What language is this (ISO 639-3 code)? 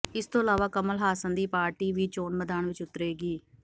pan